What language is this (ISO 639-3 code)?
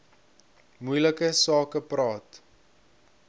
afr